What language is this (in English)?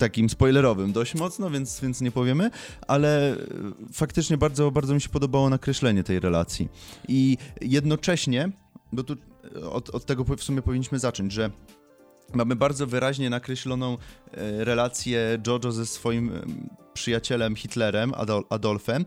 Polish